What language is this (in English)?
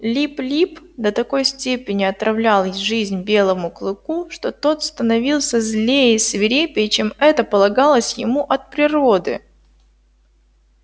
Russian